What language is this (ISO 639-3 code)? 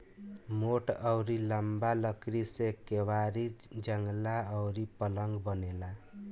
bho